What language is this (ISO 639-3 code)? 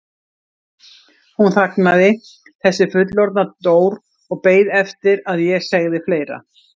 isl